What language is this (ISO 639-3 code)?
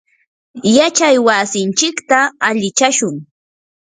qur